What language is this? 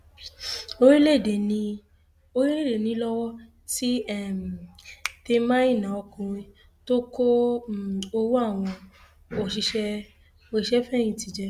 Yoruba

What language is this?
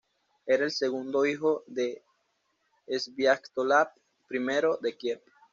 Spanish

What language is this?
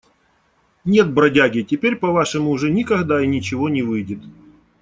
Russian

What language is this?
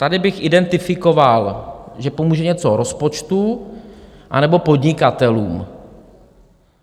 Czech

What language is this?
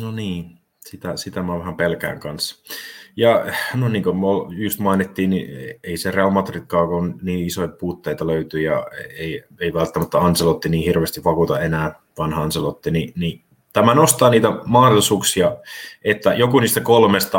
Finnish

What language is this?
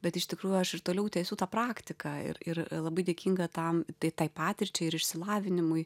Lithuanian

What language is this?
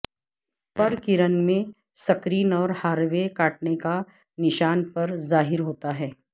Urdu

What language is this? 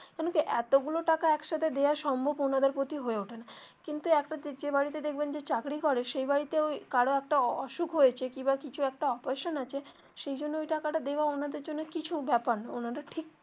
Bangla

